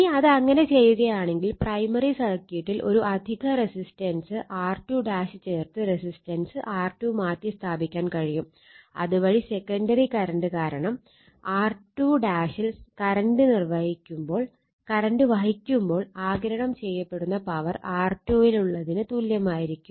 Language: Malayalam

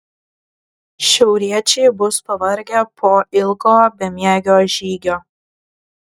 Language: Lithuanian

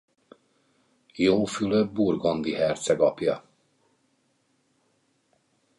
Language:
Hungarian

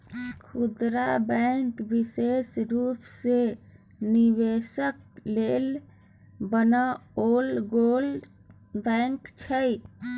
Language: Maithili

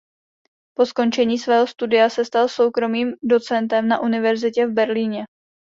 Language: Czech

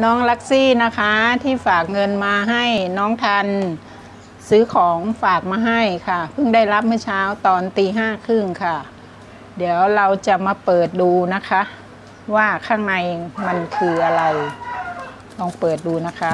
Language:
Thai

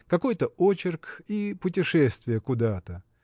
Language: Russian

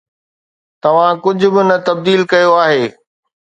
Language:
Sindhi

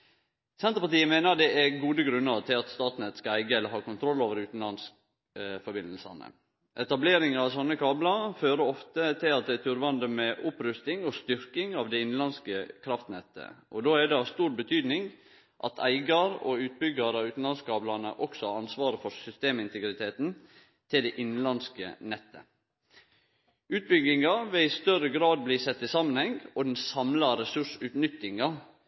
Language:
Norwegian Nynorsk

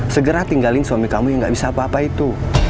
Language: Indonesian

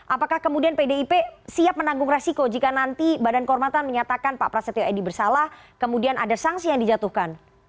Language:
Indonesian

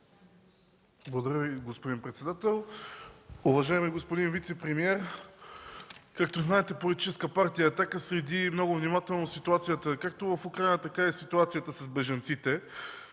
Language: Bulgarian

